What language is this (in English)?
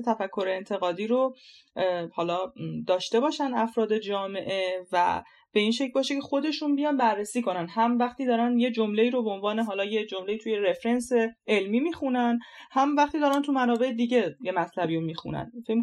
Persian